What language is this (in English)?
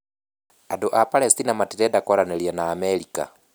Kikuyu